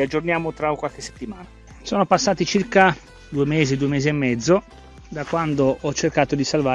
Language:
Italian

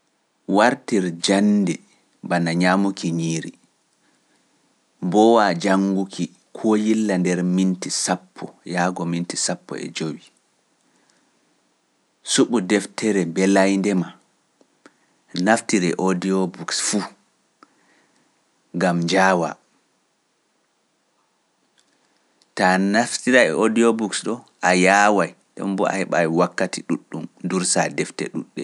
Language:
Pular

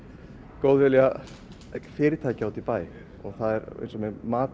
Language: Icelandic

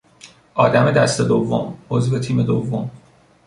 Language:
Persian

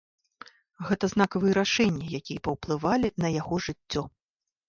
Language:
Belarusian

